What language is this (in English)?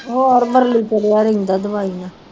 Punjabi